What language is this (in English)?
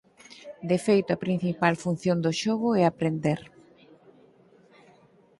Galician